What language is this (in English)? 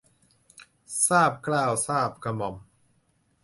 Thai